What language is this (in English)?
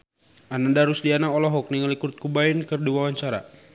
Sundanese